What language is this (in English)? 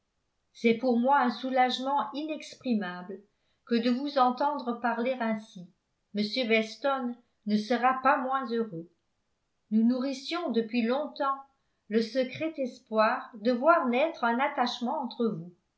French